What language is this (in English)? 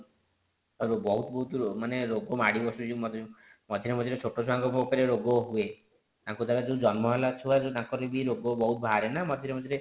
Odia